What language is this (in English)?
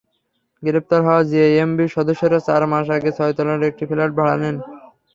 Bangla